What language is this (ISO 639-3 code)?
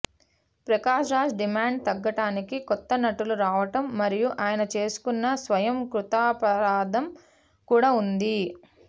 tel